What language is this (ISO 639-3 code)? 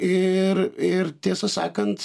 lit